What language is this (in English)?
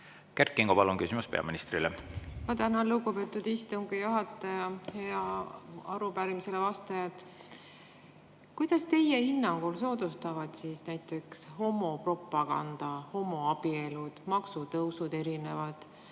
Estonian